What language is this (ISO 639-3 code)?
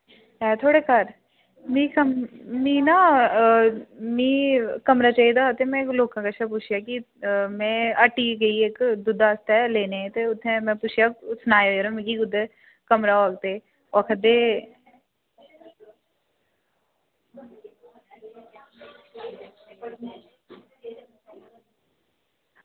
doi